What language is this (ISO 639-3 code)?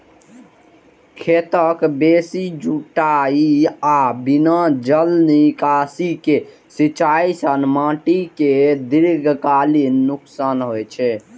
mai